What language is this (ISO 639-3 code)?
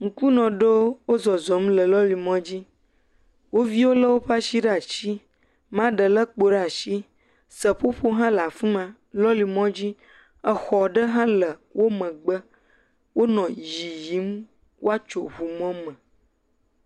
ewe